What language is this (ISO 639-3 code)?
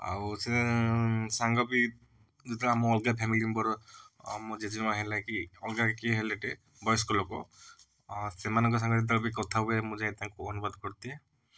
ori